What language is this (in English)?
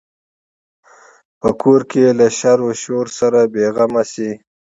Pashto